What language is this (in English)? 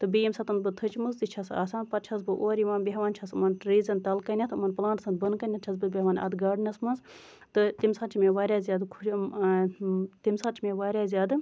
Kashmiri